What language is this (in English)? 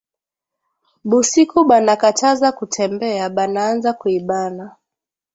Swahili